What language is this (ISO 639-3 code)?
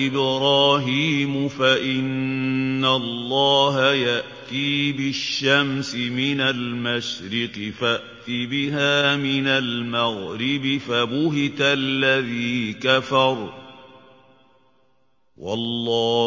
ara